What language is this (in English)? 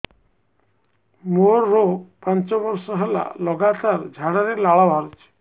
Odia